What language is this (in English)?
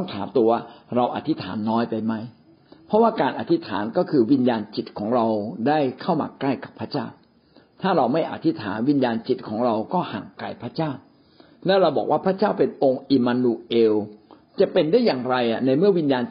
Thai